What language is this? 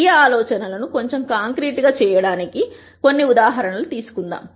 Telugu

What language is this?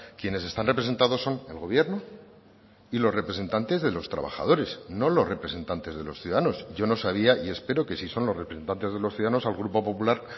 Spanish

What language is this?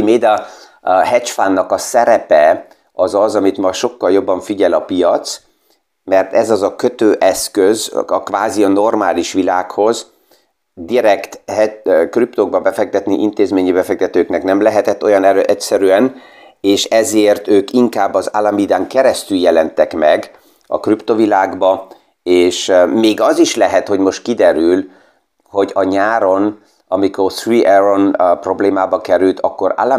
Hungarian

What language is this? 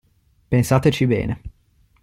Italian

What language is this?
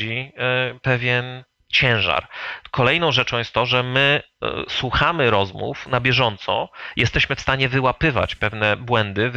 Polish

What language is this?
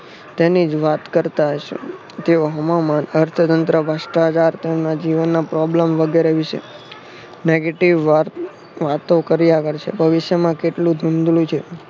Gujarati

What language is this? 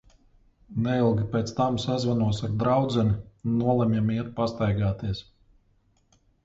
Latvian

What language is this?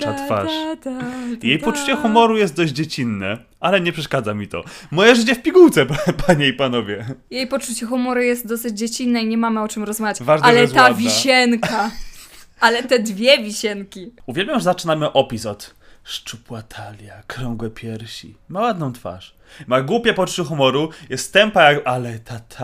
Polish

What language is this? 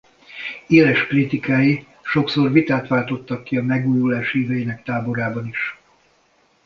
Hungarian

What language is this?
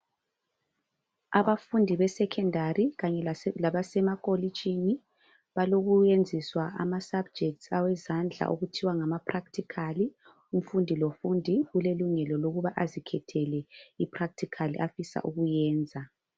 North Ndebele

